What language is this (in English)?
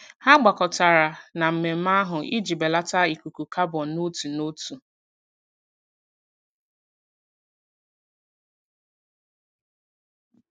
Igbo